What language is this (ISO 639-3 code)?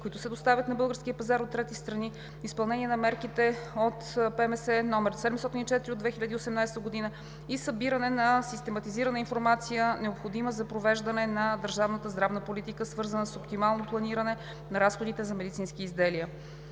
bul